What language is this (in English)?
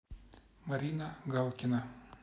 Russian